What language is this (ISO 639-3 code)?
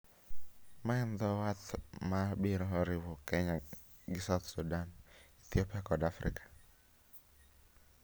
luo